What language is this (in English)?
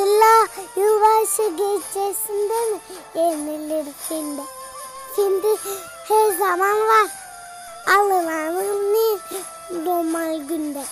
Turkish